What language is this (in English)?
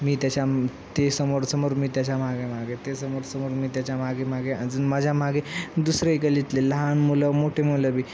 Marathi